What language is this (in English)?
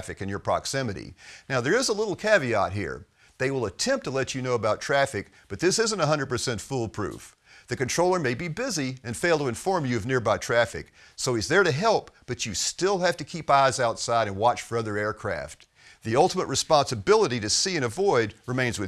English